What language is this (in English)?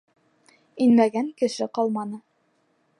Bashkir